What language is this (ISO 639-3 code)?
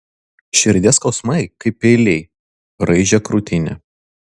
lit